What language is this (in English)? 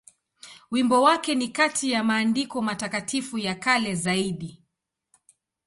Swahili